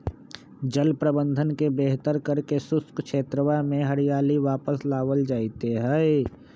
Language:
Magahi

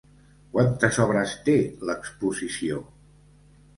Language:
Catalan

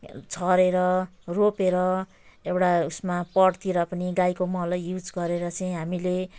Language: Nepali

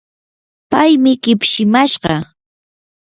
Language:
Yanahuanca Pasco Quechua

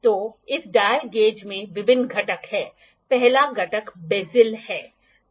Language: Hindi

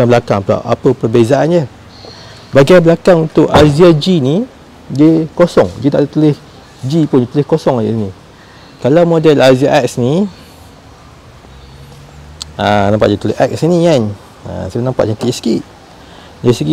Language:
Malay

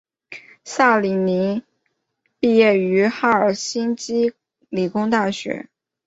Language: Chinese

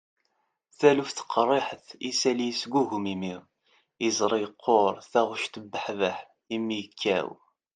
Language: Kabyle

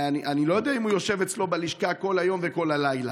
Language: Hebrew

